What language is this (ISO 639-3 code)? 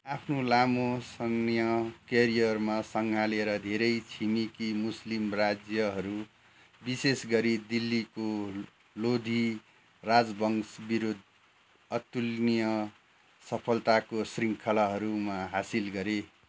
nep